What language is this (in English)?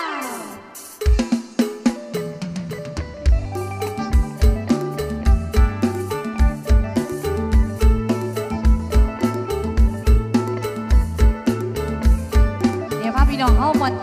Thai